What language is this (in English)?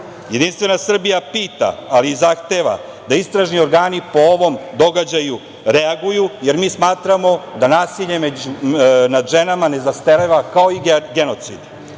Serbian